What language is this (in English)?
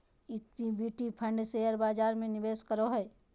Magahi